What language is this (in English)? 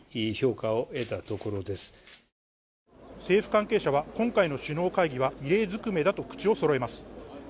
Japanese